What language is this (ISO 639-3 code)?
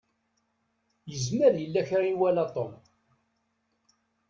kab